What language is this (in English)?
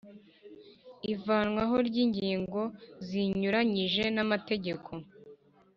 Kinyarwanda